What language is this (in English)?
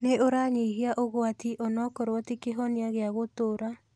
Kikuyu